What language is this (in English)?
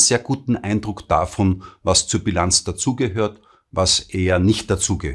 German